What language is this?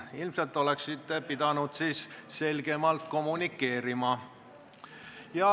Estonian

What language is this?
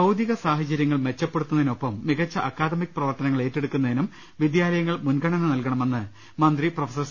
Malayalam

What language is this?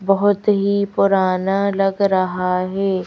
Hindi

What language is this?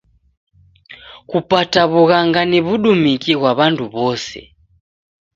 Taita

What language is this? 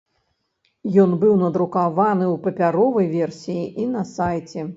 Belarusian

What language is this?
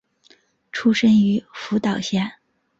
Chinese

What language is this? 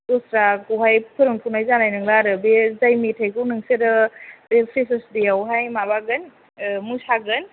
Bodo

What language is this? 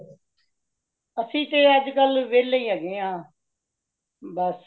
Punjabi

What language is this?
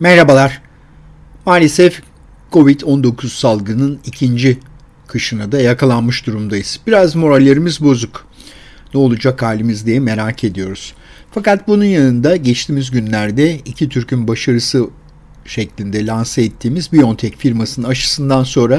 Turkish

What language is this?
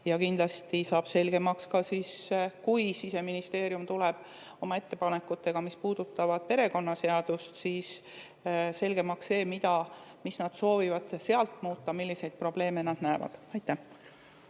Estonian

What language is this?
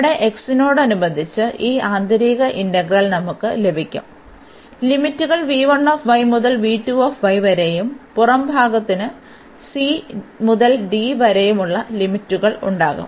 Malayalam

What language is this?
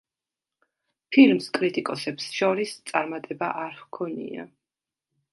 Georgian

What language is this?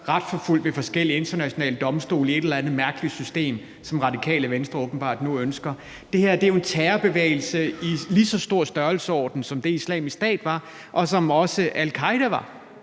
Danish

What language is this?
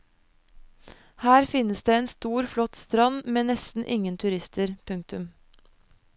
Norwegian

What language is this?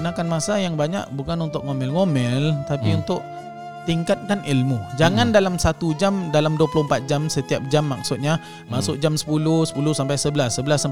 Malay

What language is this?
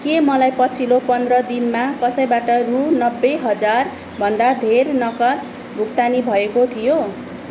Nepali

